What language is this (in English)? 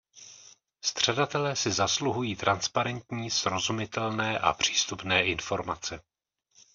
Czech